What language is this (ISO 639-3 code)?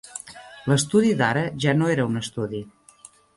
cat